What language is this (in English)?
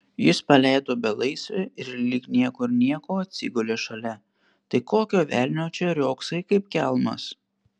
Lithuanian